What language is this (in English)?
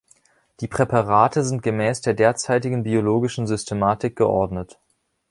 German